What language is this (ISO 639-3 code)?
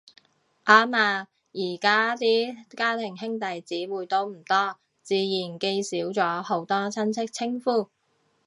yue